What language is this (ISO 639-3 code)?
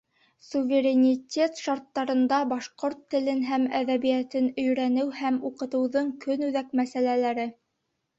bak